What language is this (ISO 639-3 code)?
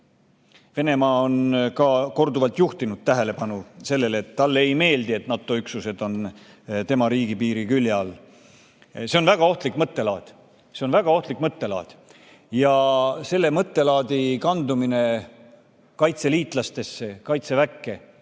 est